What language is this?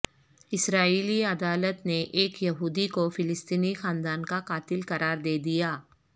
Urdu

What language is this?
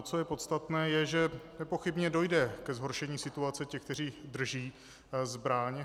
Czech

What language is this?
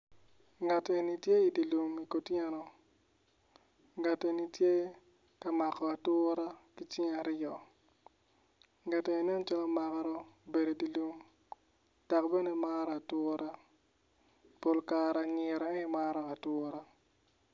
Acoli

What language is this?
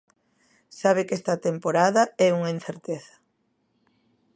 Galician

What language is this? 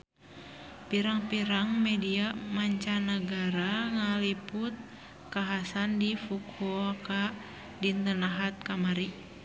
Sundanese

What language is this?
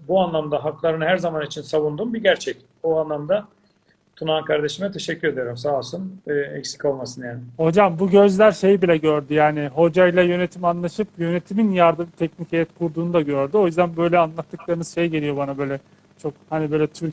Turkish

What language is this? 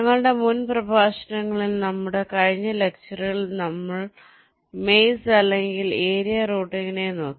Malayalam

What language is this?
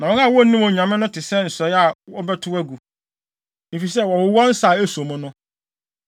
Akan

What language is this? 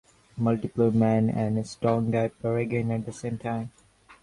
English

